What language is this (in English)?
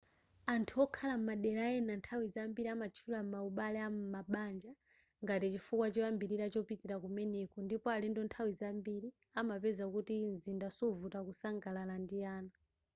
Nyanja